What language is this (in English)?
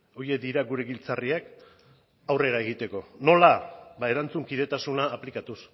Basque